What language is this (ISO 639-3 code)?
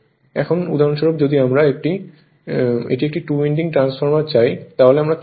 ben